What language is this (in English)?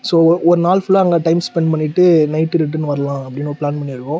Tamil